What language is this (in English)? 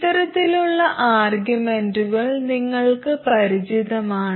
Malayalam